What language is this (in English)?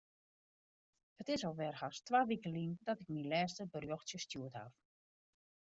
Western Frisian